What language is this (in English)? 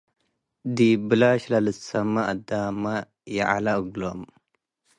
Tigre